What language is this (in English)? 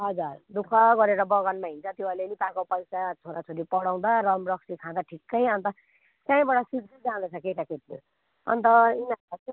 Nepali